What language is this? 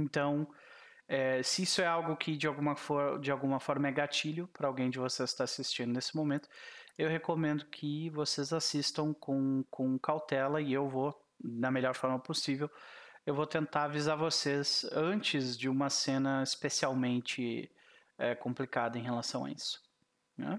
Portuguese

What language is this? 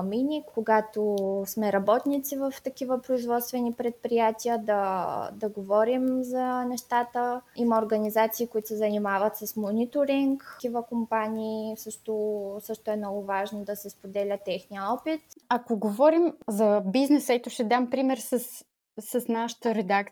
Bulgarian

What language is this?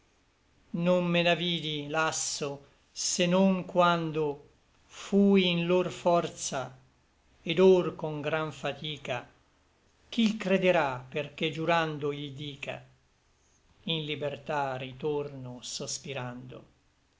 Italian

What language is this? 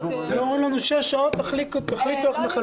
Hebrew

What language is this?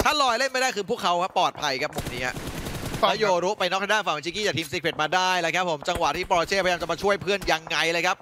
Thai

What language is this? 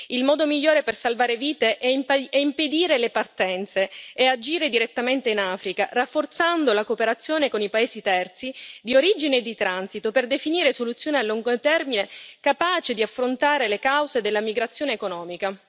Italian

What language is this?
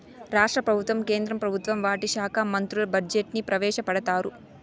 Telugu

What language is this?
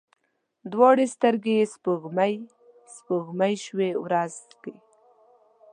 Pashto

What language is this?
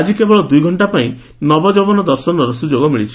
Odia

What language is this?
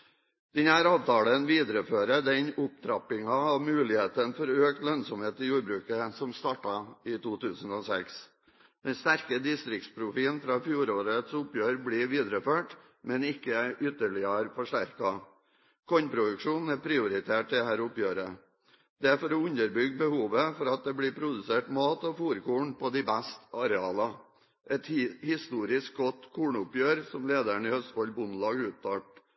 Norwegian Bokmål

